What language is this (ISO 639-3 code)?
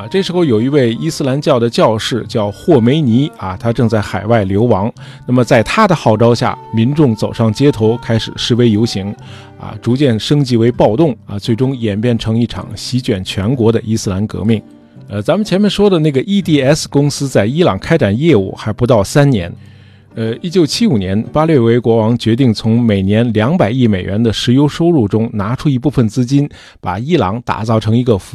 zho